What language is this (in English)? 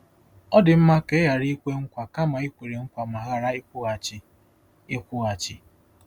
Igbo